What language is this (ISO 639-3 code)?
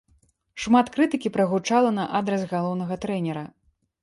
bel